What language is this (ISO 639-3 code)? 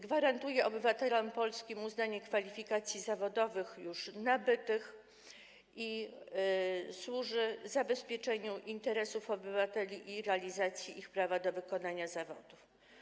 pol